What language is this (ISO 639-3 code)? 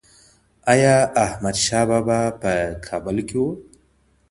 pus